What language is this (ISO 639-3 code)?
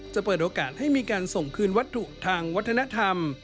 tha